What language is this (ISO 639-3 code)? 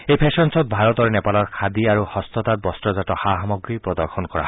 asm